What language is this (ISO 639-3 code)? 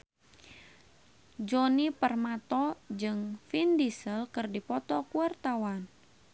sun